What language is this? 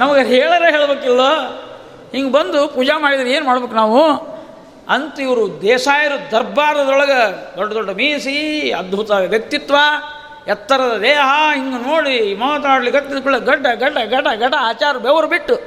Kannada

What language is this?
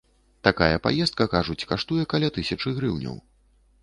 Belarusian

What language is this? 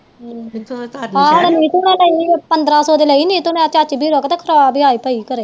Punjabi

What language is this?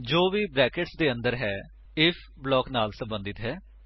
Punjabi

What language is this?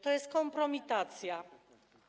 Polish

